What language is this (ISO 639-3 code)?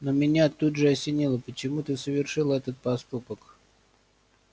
rus